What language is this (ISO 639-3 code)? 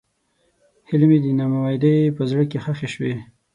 pus